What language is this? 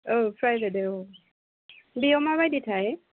Bodo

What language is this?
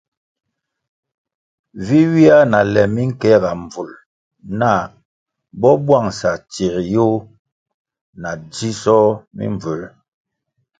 Kwasio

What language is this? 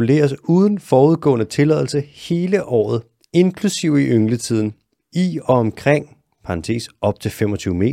Danish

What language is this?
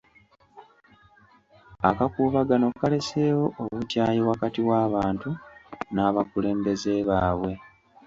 Ganda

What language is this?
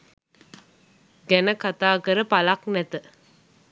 Sinhala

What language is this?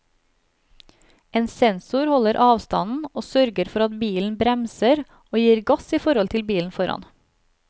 Norwegian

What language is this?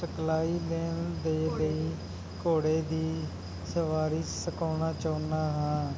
Punjabi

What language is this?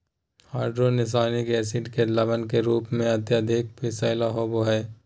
Magahi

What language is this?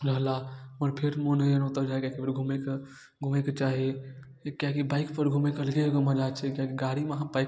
Maithili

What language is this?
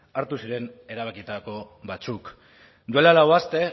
Basque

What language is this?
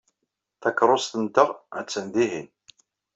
Kabyle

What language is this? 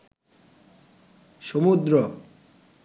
Bangla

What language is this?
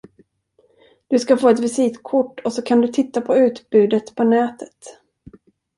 Swedish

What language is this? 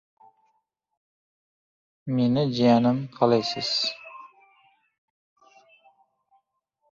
Uzbek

